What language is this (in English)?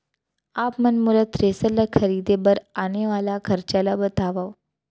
Chhattisgarhi